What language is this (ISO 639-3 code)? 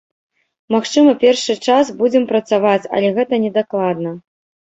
bel